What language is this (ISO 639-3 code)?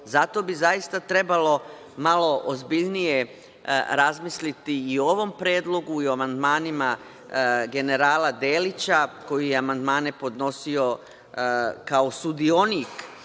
srp